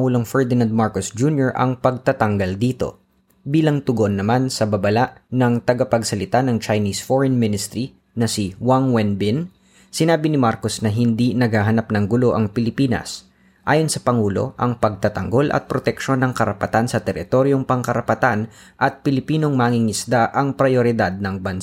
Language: Filipino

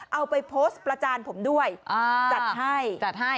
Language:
Thai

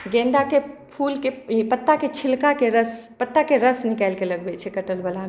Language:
Maithili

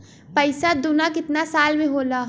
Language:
Bhojpuri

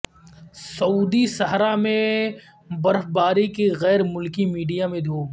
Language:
Urdu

